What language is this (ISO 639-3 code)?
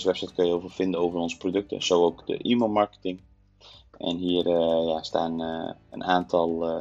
nld